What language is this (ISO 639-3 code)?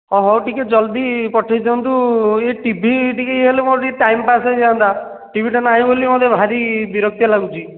ori